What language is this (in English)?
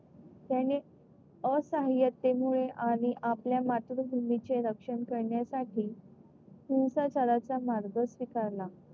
Marathi